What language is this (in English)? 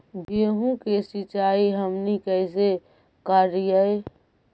Magahi